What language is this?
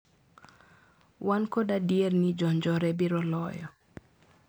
Luo (Kenya and Tanzania)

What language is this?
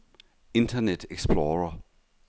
Danish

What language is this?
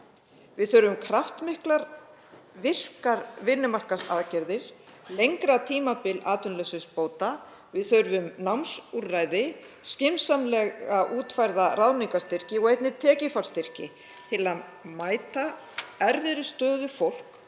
Icelandic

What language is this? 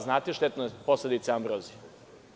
Serbian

